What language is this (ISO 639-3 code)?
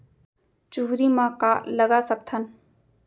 hne